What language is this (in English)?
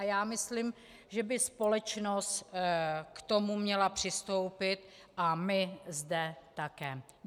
Czech